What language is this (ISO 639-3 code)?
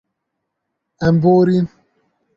kur